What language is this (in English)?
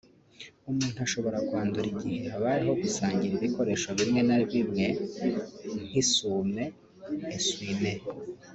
Kinyarwanda